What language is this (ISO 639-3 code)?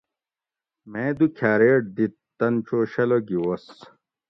gwc